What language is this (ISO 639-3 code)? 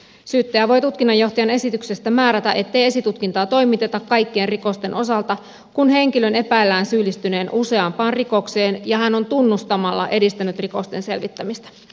fin